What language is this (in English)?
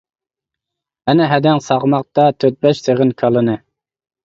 Uyghur